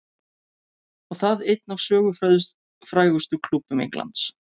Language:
Icelandic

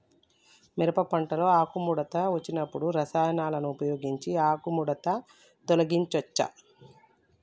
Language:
Telugu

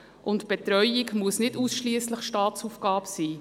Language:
Swiss German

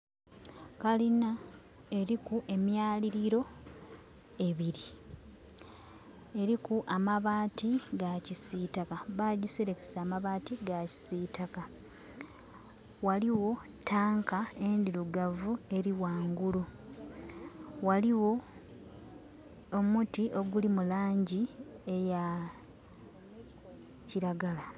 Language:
Soga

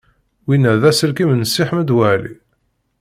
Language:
Kabyle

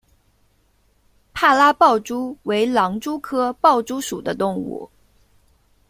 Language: Chinese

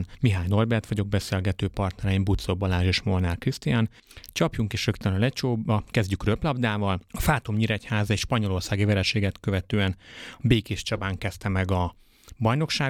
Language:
Hungarian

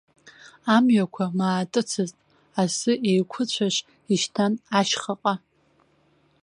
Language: Abkhazian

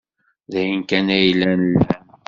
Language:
Kabyle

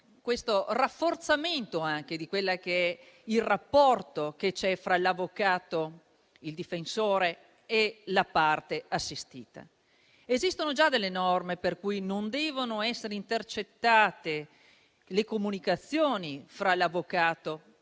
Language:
Italian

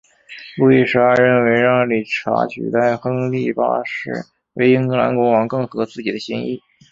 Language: Chinese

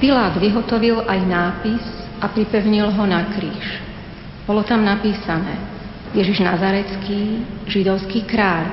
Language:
Slovak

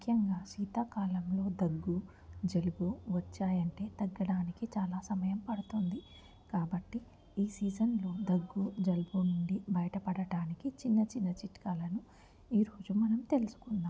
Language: Telugu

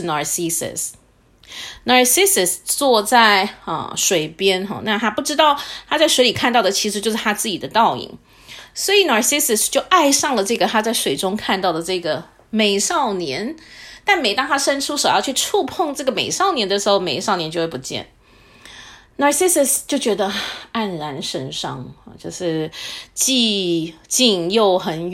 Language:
Chinese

